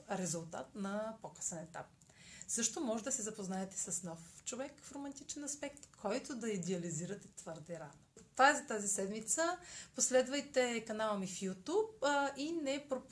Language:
Bulgarian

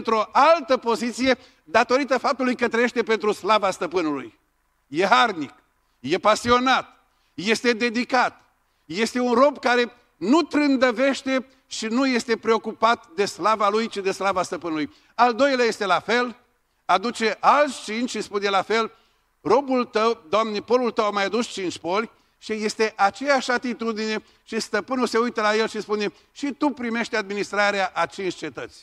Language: Romanian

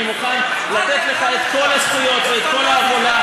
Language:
Hebrew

